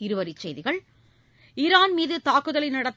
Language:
Tamil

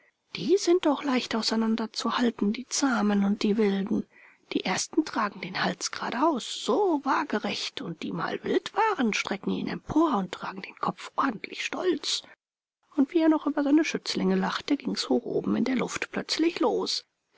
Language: German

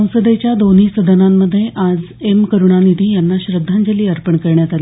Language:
Marathi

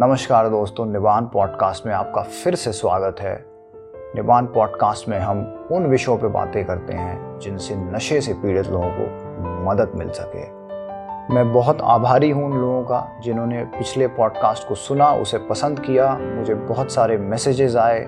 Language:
Hindi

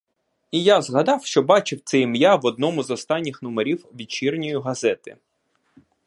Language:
Ukrainian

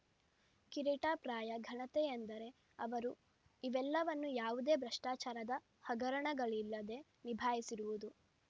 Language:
Kannada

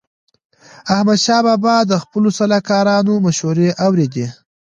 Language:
Pashto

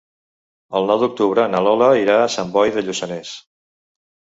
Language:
Catalan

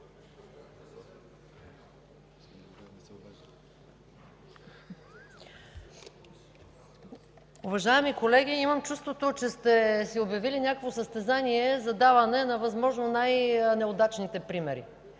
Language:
Bulgarian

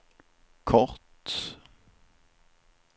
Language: Swedish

